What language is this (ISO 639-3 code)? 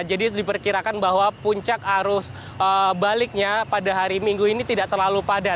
ind